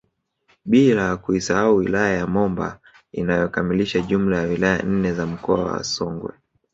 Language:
Swahili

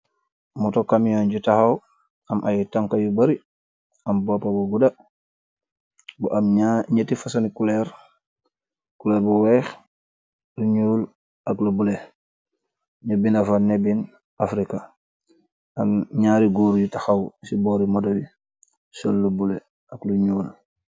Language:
Wolof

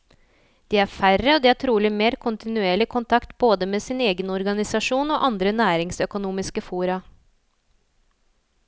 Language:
Norwegian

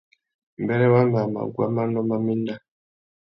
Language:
Tuki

